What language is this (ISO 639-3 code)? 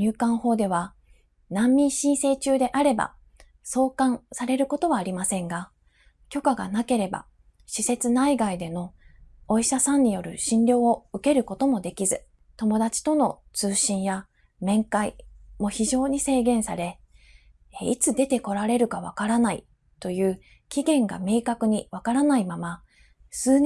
jpn